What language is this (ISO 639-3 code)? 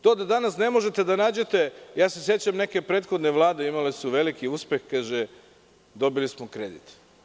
srp